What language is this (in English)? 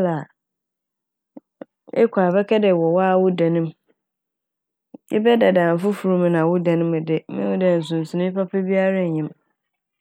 Akan